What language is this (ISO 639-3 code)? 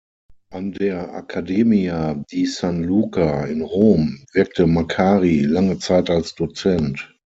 deu